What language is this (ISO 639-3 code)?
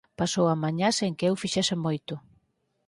glg